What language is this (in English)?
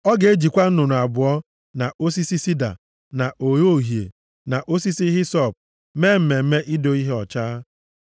Igbo